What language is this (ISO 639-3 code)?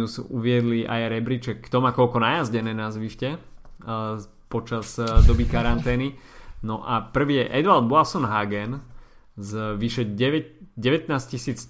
slk